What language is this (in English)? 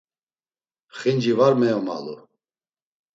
Laz